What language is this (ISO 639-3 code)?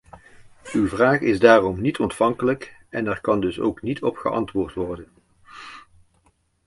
nld